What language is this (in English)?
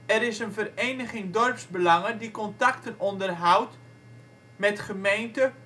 Dutch